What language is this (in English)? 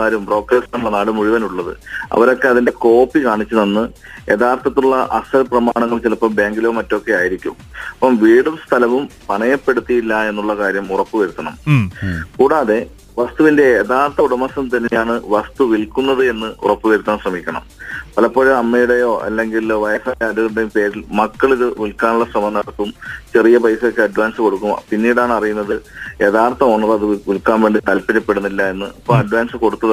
Malayalam